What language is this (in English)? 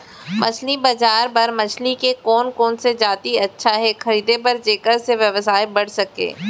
Chhattisgarhi